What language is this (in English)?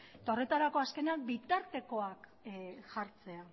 Basque